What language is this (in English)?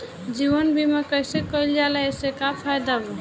Bhojpuri